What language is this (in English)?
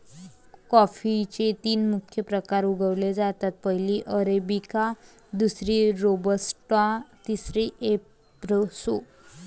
Marathi